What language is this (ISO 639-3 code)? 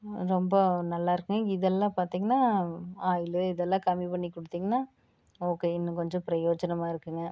tam